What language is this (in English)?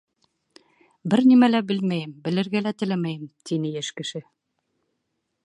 Bashkir